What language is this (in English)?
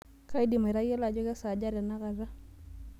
Masai